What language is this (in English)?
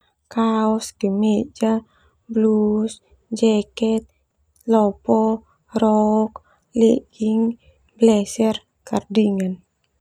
Termanu